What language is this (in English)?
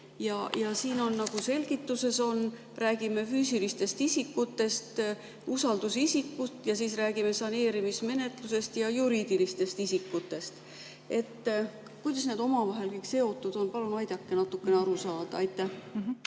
Estonian